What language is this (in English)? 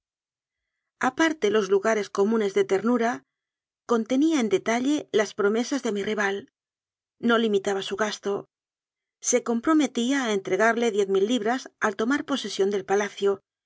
Spanish